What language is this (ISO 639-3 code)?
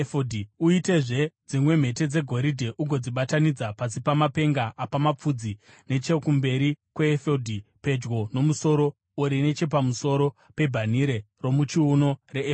sna